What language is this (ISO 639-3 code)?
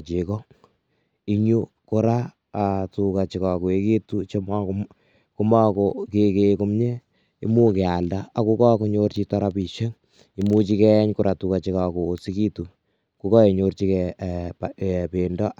kln